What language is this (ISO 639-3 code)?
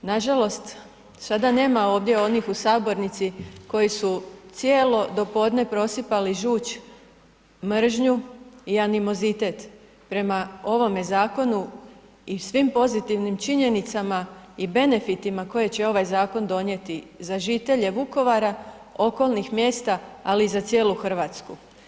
hrv